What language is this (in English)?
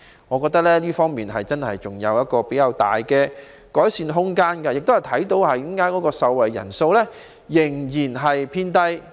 Cantonese